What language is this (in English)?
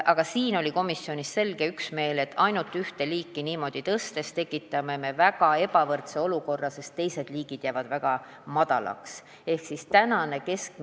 Estonian